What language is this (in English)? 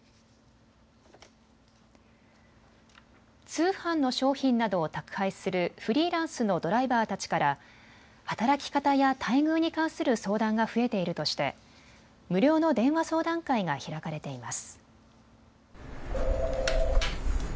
Japanese